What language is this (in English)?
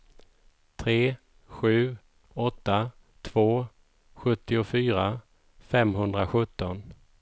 Swedish